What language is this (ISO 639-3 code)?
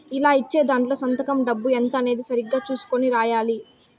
tel